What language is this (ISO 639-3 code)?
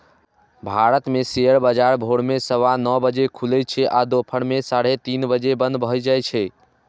mai